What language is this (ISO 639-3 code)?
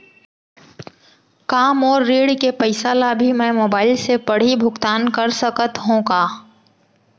hne